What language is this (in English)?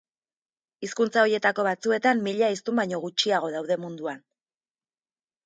Basque